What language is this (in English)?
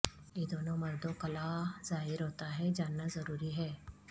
Urdu